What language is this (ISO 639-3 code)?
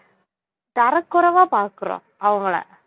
tam